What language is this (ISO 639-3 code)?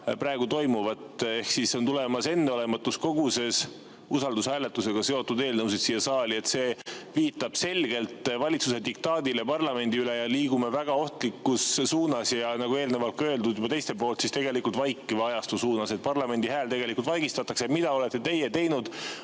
est